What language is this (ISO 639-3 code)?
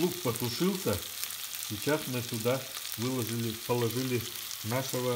rus